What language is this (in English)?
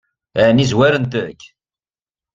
Kabyle